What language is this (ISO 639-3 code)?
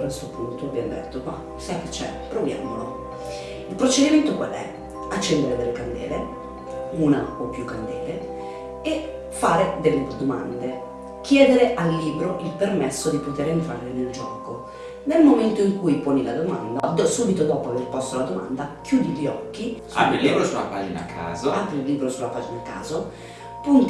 ita